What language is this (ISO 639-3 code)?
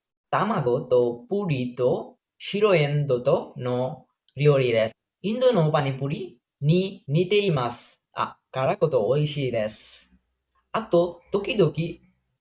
jpn